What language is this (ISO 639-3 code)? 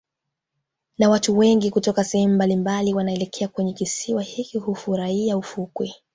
swa